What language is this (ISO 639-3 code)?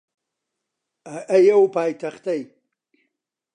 ckb